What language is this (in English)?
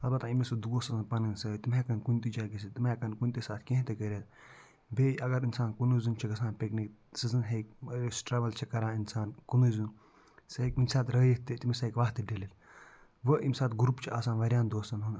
Kashmiri